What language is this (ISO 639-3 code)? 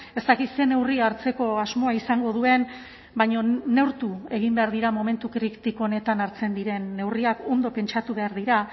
eus